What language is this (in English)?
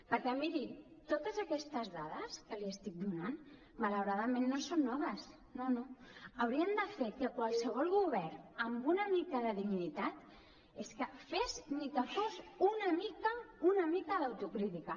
Catalan